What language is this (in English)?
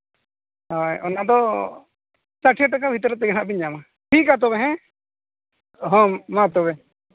Santali